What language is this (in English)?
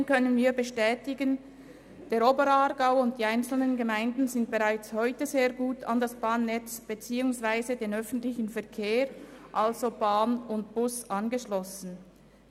Swiss German